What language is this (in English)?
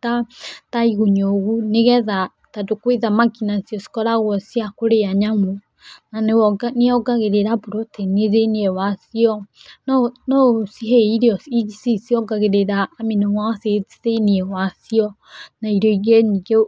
Kikuyu